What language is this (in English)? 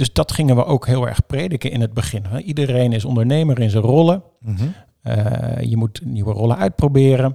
Dutch